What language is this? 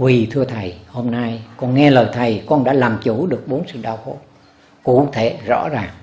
Vietnamese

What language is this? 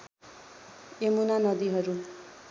Nepali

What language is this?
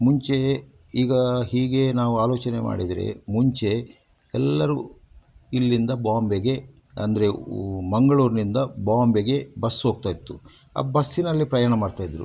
Kannada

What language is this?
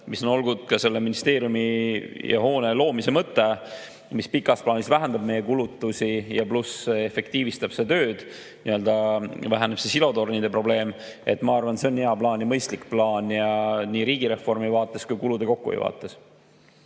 Estonian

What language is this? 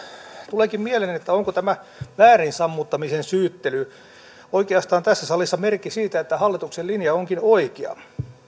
Finnish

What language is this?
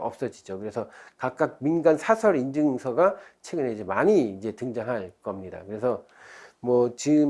Korean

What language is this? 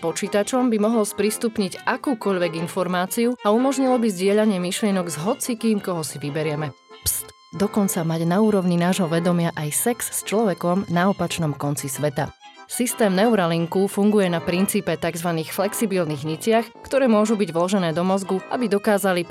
Slovak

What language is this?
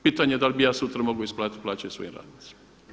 Croatian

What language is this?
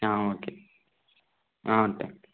Tamil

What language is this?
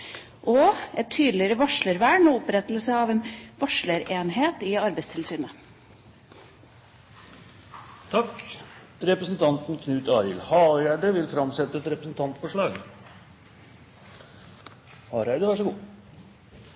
Norwegian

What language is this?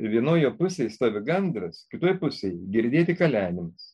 Lithuanian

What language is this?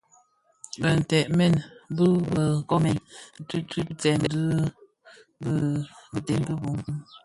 Bafia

